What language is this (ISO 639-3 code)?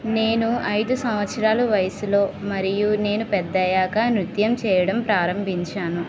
tel